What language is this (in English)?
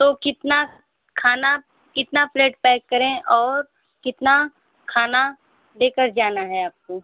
Hindi